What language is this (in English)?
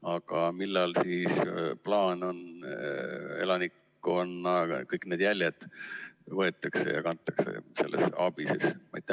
Estonian